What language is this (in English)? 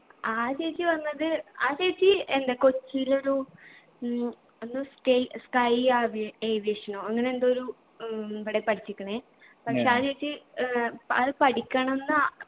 Malayalam